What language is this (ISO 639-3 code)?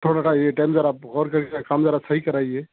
urd